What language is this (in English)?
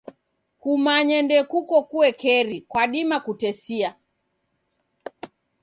Taita